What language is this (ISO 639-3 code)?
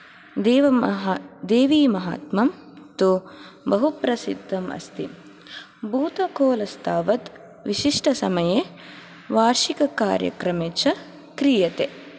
san